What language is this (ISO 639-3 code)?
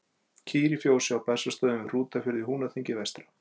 isl